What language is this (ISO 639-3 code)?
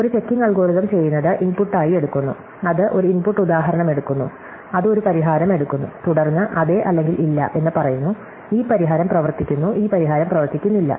mal